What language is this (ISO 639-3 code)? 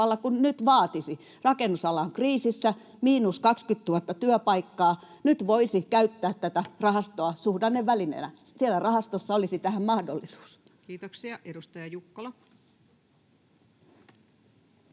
fin